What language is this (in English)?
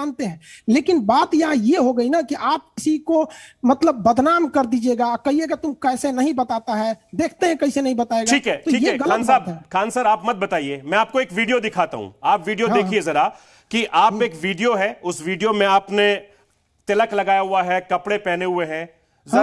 Hindi